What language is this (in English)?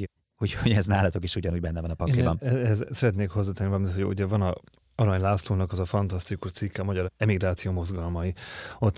Hungarian